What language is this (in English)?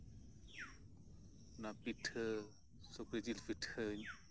Santali